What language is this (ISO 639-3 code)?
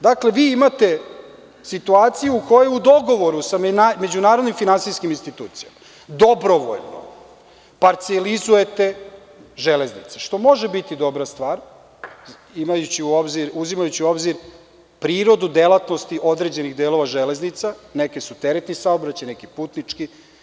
srp